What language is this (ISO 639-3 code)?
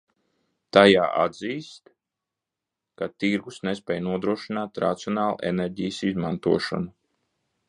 lav